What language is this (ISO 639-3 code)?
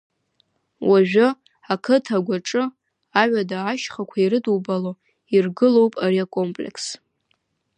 abk